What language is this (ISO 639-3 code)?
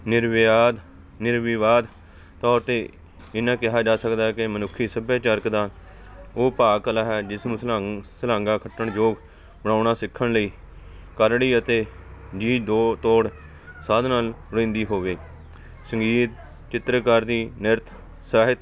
pan